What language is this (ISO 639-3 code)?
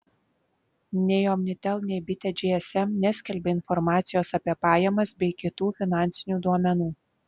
lit